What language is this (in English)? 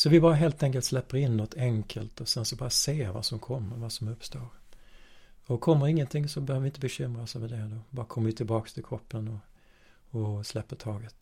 Swedish